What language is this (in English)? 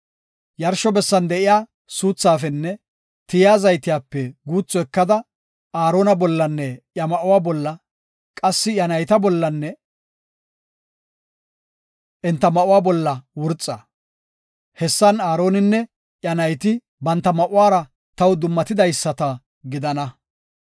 Gofa